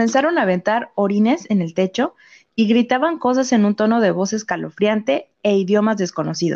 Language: Spanish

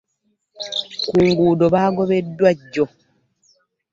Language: Ganda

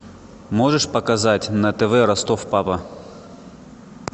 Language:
Russian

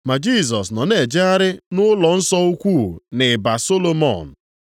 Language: Igbo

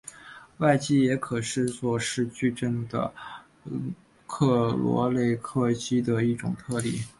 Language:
Chinese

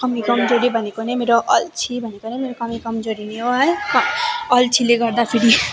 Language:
Nepali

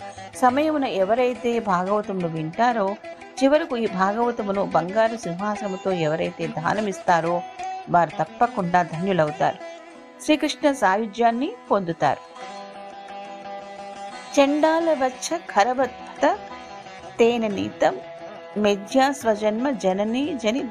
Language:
Telugu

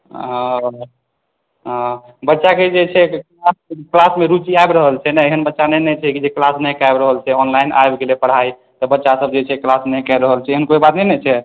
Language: Maithili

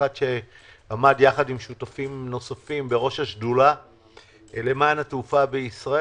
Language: Hebrew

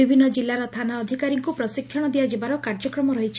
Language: Odia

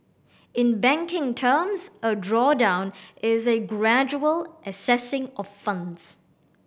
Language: English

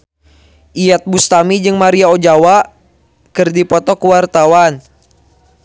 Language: Sundanese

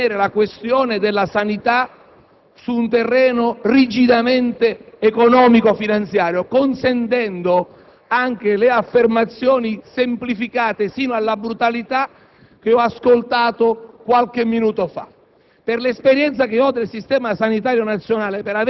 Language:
Italian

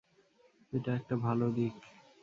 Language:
Bangla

